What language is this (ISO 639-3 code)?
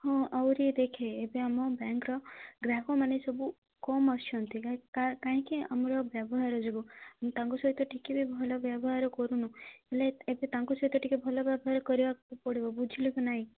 ori